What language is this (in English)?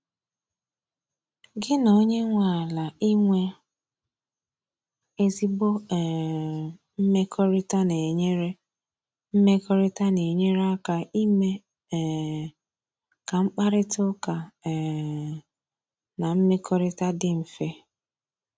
Igbo